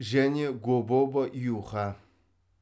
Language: Kazakh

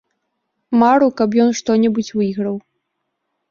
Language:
Belarusian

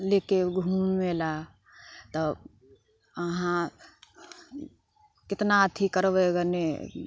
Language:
Maithili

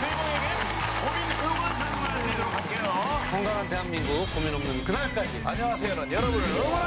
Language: Korean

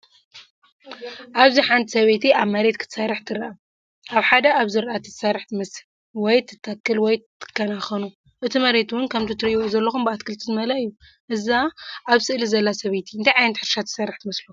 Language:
Tigrinya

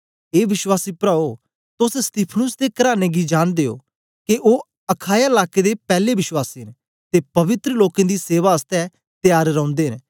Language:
Dogri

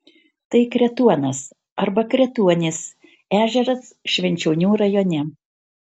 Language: Lithuanian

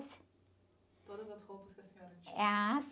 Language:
Portuguese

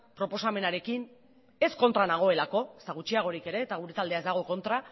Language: Basque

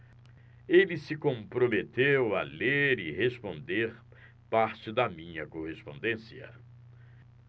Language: Portuguese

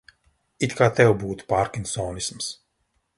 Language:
Latvian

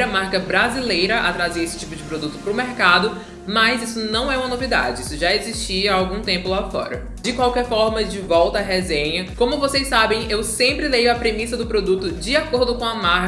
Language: Portuguese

